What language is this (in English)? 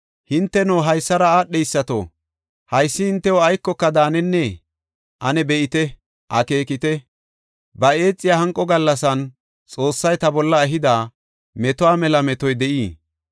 Gofa